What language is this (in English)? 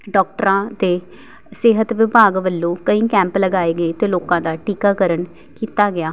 Punjabi